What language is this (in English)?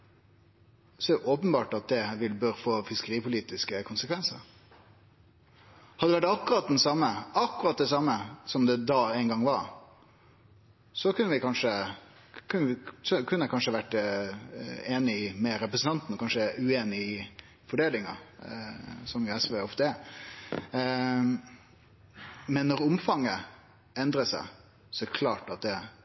Norwegian Nynorsk